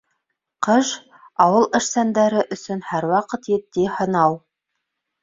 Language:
Bashkir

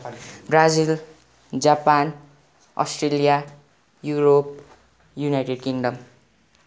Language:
Nepali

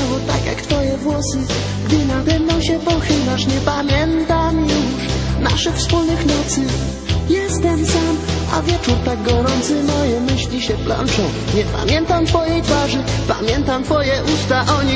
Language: Polish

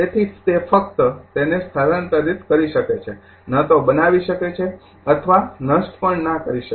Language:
Gujarati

